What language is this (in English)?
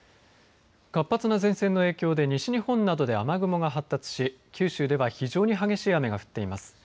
Japanese